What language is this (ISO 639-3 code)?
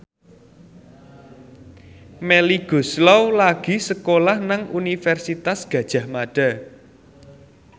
jav